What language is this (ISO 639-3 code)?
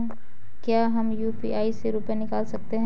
hin